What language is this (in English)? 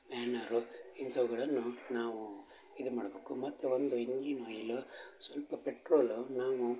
Kannada